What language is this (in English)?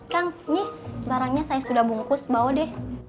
Indonesian